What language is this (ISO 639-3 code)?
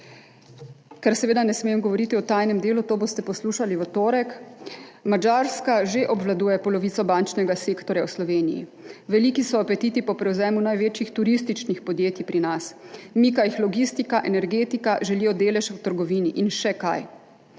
slv